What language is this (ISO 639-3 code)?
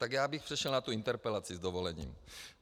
ces